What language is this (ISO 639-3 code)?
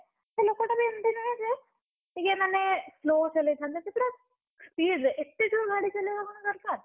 ori